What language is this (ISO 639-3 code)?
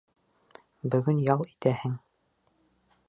bak